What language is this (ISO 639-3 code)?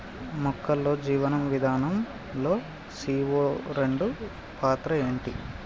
tel